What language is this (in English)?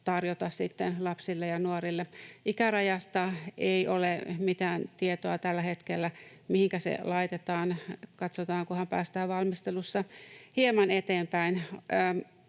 Finnish